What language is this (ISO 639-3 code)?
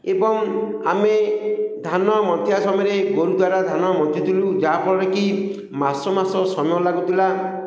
ori